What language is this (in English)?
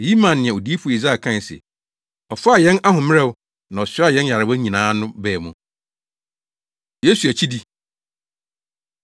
Akan